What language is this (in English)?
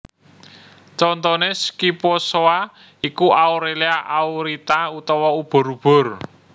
Javanese